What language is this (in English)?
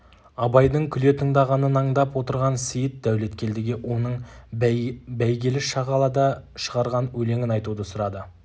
Kazakh